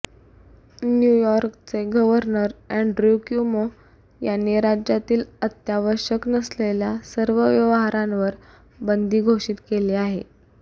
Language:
Marathi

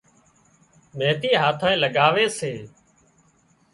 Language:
Wadiyara Koli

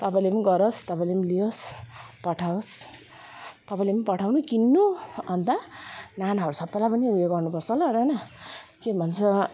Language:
Nepali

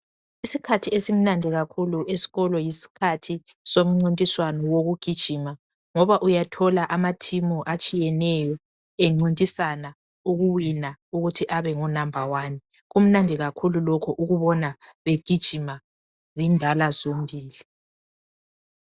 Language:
North Ndebele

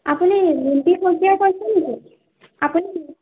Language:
Assamese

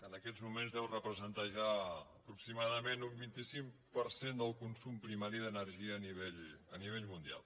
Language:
Catalan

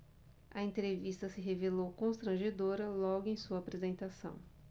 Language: Portuguese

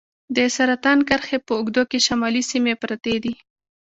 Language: Pashto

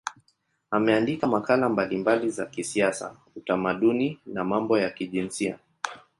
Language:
Swahili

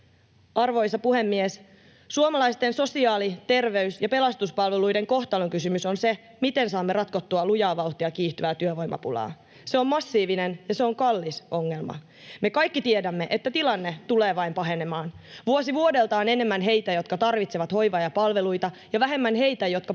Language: Finnish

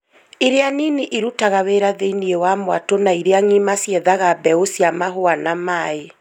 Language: Kikuyu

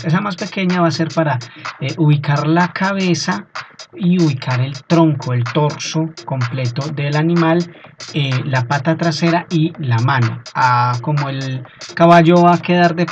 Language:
Spanish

